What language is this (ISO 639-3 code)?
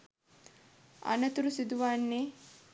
sin